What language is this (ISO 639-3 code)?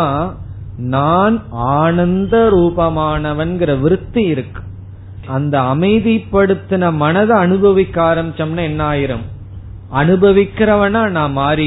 tam